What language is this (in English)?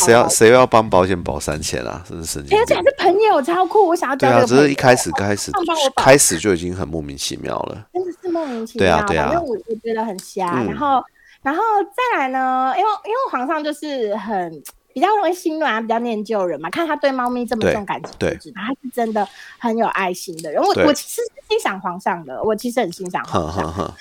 Chinese